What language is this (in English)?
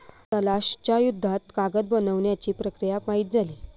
Marathi